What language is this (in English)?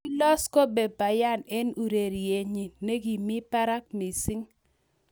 Kalenjin